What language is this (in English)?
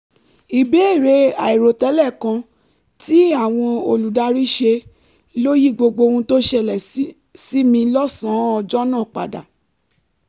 Yoruba